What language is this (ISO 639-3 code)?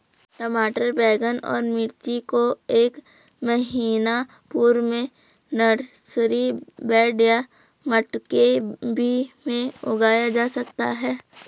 hin